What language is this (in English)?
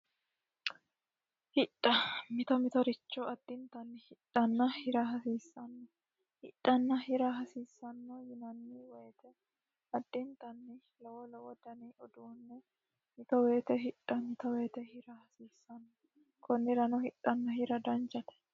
Sidamo